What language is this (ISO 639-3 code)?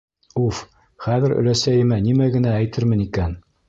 bak